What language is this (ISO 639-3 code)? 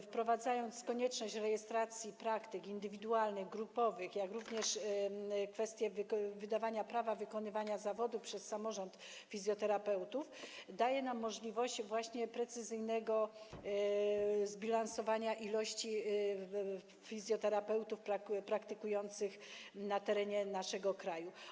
pol